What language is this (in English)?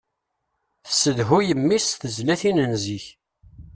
Kabyle